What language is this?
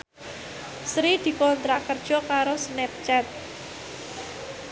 Javanese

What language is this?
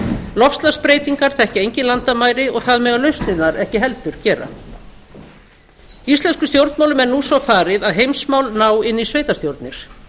Icelandic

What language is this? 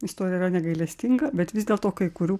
Lithuanian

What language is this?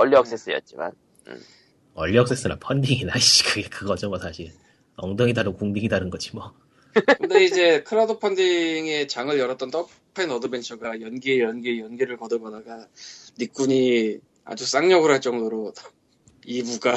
Korean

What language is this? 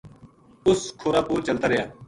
Gujari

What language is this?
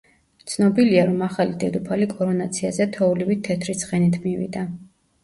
Georgian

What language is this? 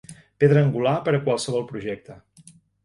Catalan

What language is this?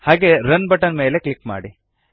Kannada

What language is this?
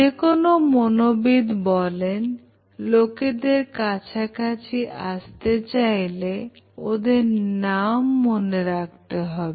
Bangla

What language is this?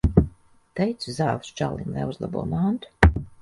Latvian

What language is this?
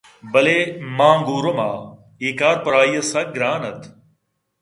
Eastern Balochi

